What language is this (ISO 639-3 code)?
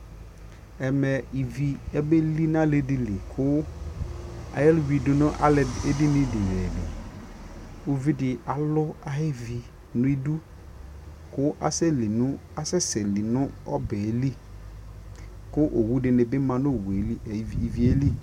kpo